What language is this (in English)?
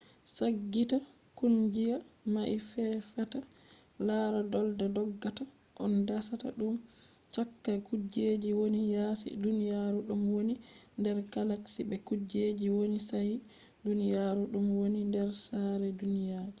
Fula